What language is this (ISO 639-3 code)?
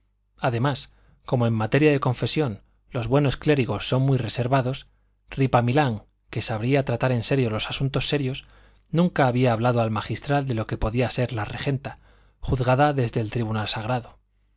spa